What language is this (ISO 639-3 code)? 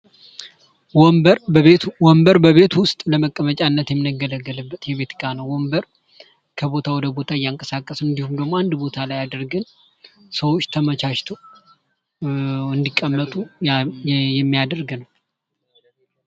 amh